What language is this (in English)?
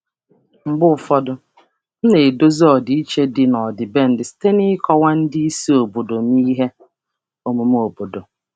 Igbo